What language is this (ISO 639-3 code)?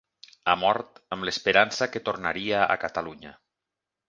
cat